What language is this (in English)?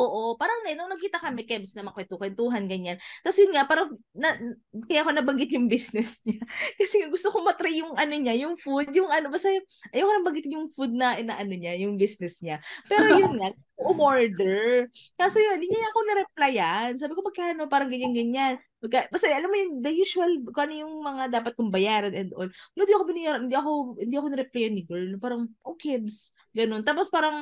Filipino